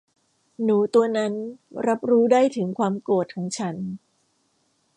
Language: Thai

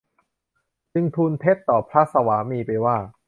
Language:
Thai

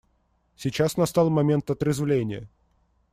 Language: Russian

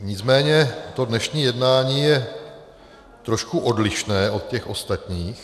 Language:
Czech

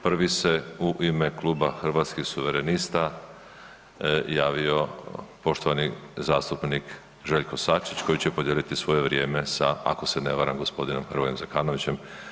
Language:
Croatian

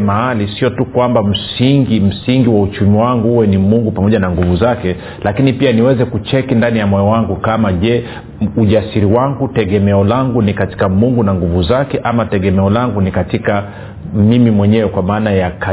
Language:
Swahili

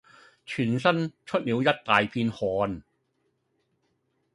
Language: Cantonese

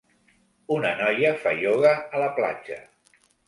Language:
Catalan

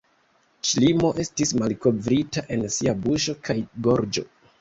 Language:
Esperanto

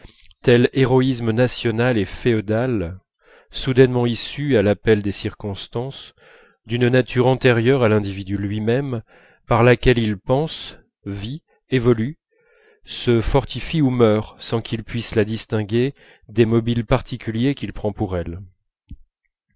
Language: French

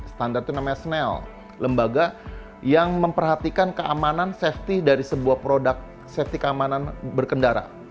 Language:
Indonesian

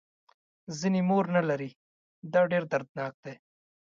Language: Pashto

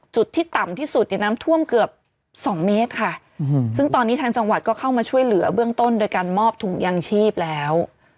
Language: Thai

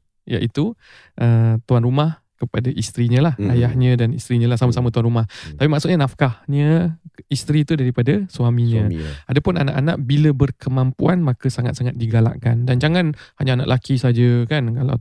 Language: Malay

